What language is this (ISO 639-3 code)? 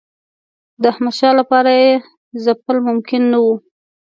pus